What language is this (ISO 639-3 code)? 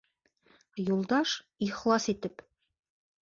bak